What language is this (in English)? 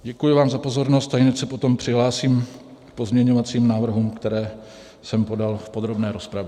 Czech